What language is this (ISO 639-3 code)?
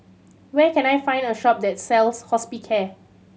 eng